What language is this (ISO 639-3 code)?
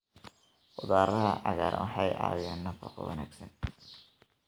som